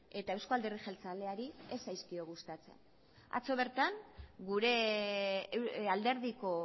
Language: Basque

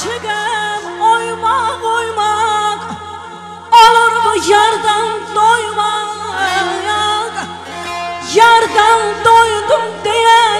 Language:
Arabic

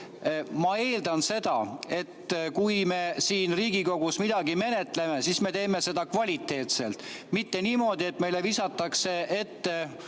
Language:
Estonian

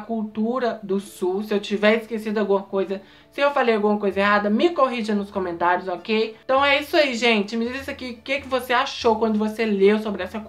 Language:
Portuguese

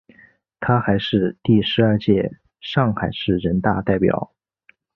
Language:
Chinese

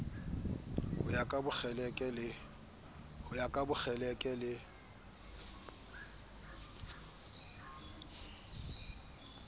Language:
Southern Sotho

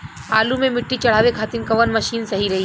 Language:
Bhojpuri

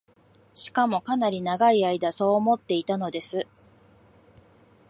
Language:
Japanese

